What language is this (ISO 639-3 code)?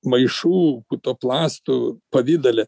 lit